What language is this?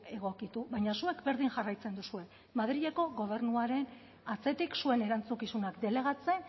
Basque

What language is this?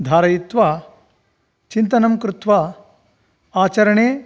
Sanskrit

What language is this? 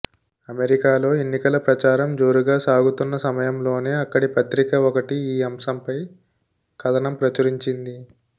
Telugu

